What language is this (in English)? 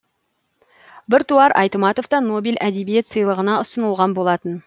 Kazakh